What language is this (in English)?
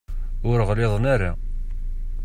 Kabyle